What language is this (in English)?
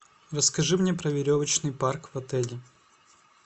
Russian